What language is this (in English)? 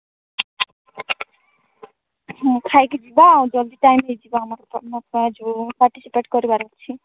Odia